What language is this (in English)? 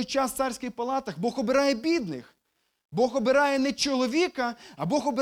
Ukrainian